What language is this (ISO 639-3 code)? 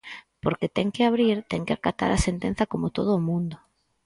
glg